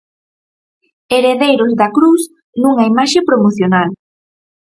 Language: Galician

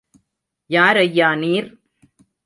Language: Tamil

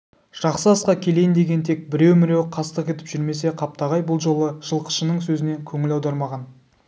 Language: Kazakh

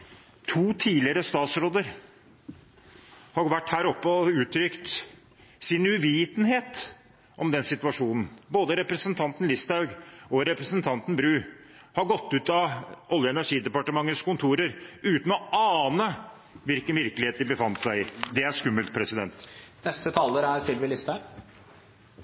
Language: Norwegian Bokmål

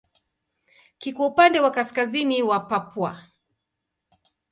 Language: Swahili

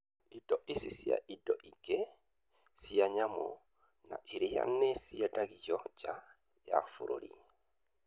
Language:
Kikuyu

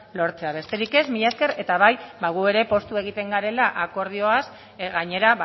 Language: Basque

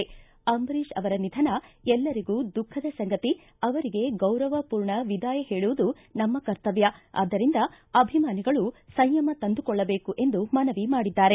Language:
Kannada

